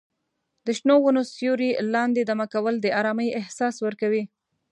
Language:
Pashto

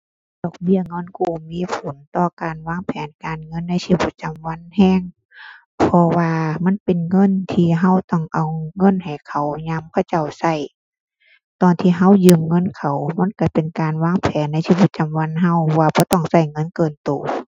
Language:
Thai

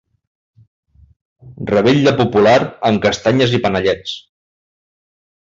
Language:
Catalan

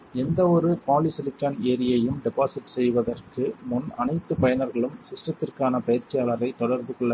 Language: Tamil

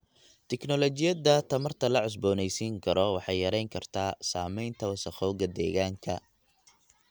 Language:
Somali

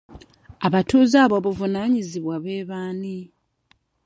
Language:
Ganda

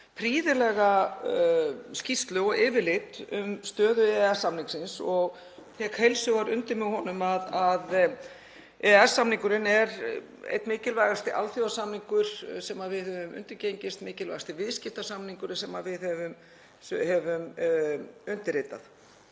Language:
Icelandic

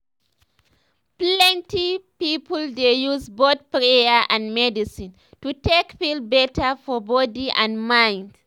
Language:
Nigerian Pidgin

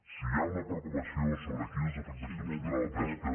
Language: Catalan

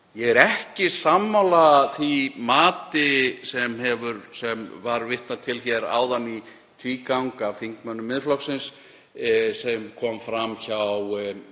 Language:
Icelandic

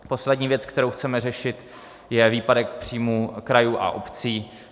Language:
Czech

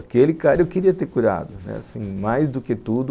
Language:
Portuguese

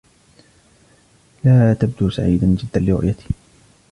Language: Arabic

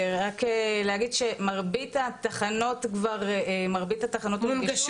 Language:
Hebrew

